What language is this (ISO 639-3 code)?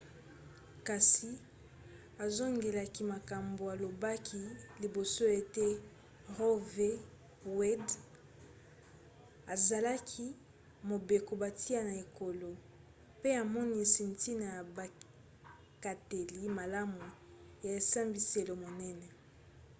lin